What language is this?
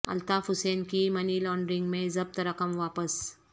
Urdu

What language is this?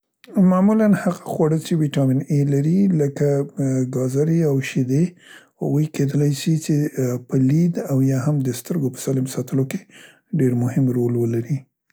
Central Pashto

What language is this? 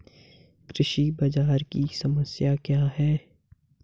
Hindi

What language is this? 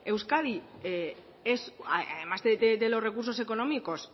Spanish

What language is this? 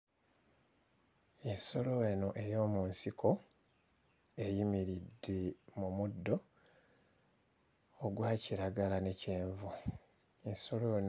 Ganda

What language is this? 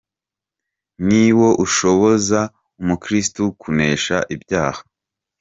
Kinyarwanda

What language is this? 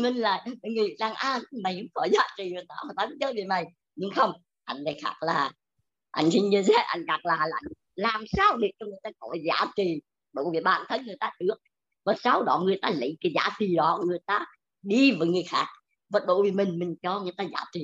Vietnamese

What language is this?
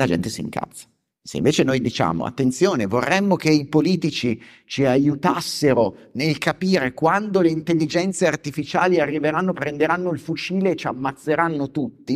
Italian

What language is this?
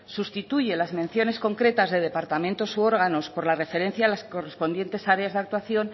Spanish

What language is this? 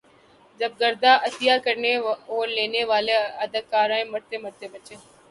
Urdu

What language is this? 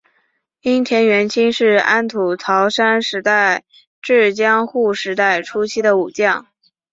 Chinese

